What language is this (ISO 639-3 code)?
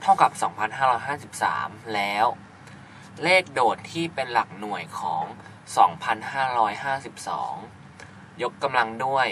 tha